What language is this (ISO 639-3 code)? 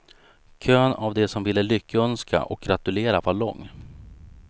swe